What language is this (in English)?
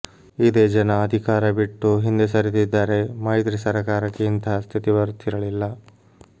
Kannada